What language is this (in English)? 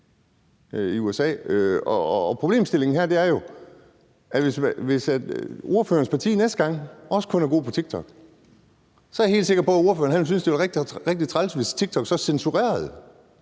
Danish